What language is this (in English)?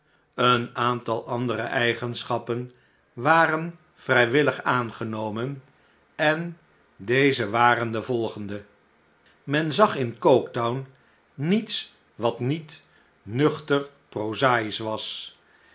Dutch